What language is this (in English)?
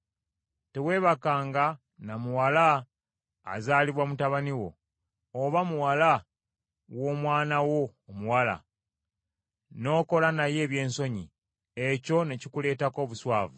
Ganda